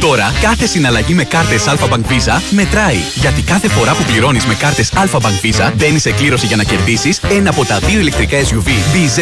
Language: Greek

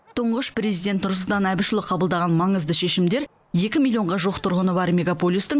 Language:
Kazakh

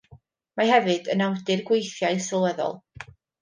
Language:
Welsh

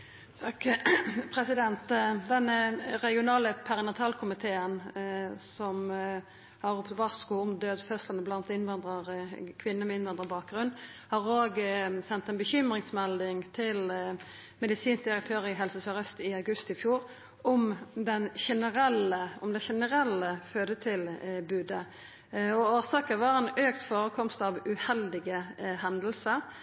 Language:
Norwegian Nynorsk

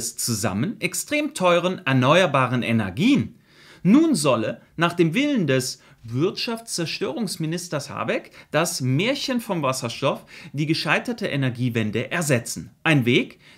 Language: German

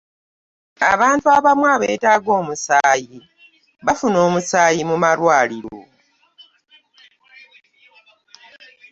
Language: Ganda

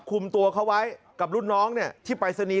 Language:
Thai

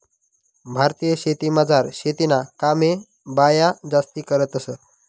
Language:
Marathi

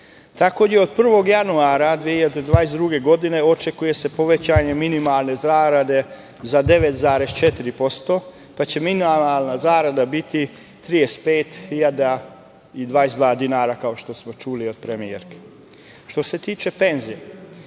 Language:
Serbian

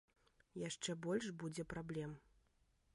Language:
Belarusian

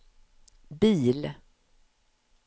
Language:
Swedish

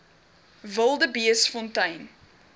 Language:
Afrikaans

